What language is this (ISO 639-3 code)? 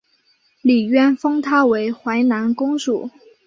zho